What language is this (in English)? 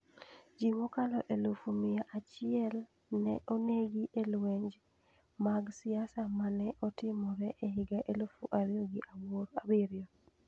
Luo (Kenya and Tanzania)